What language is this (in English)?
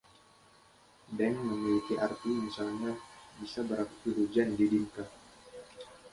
Indonesian